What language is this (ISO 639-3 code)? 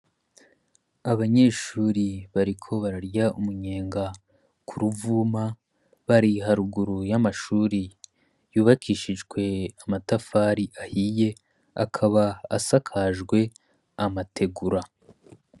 run